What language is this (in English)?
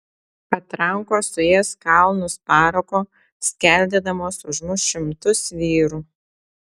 Lithuanian